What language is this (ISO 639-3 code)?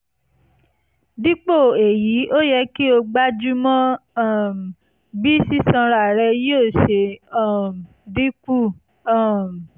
yor